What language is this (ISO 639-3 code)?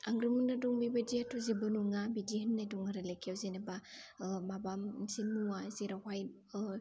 brx